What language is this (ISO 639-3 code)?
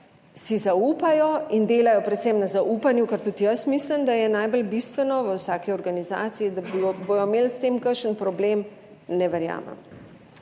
slv